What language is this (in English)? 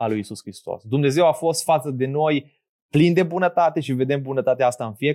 Romanian